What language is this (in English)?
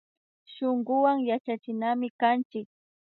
Imbabura Highland Quichua